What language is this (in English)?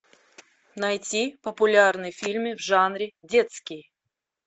Russian